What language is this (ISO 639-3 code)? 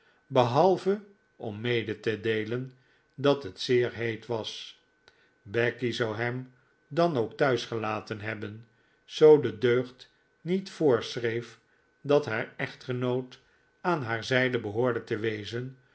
nld